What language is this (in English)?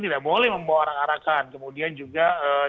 Indonesian